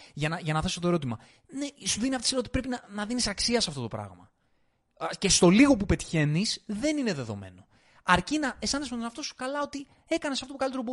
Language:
Greek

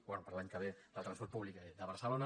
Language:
Catalan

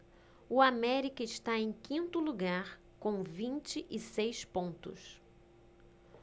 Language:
Portuguese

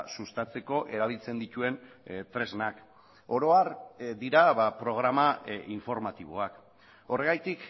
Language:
Basque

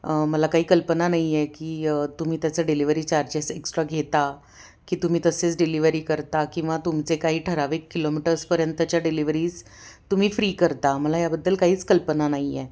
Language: Marathi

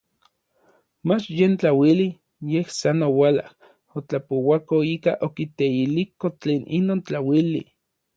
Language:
Orizaba Nahuatl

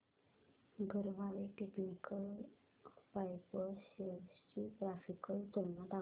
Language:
Marathi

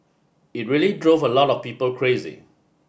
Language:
English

